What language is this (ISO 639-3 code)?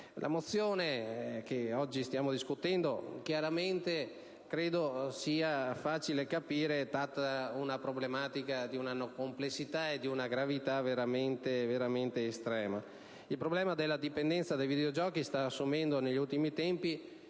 ita